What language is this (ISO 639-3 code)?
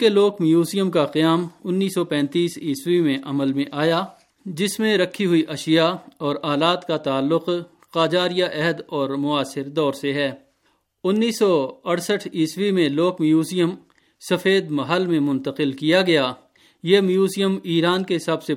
urd